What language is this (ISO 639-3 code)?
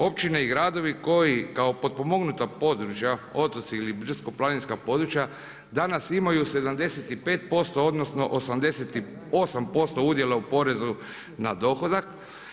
hrv